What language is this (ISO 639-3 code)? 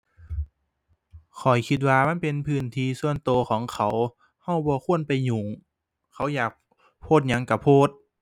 tha